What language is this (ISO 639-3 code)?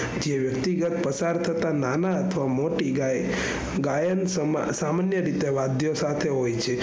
guj